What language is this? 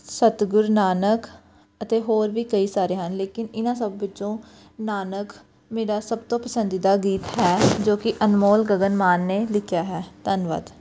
Punjabi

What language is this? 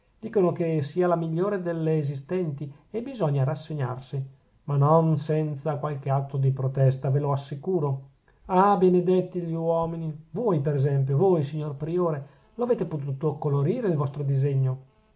Italian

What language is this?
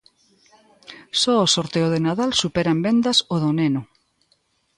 Galician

